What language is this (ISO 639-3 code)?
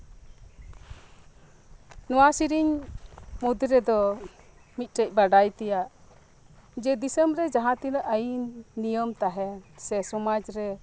sat